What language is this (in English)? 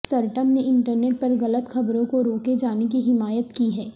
Urdu